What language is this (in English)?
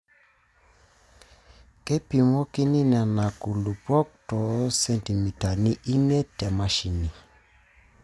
Masai